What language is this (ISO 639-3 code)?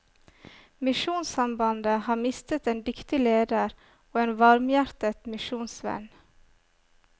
nor